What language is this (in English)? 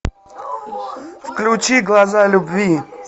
Russian